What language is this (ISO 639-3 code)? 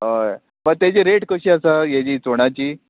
kok